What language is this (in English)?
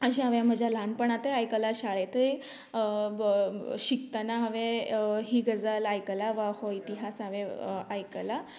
Konkani